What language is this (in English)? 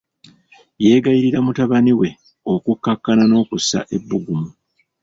Ganda